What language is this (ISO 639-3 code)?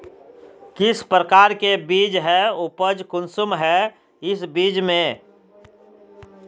mag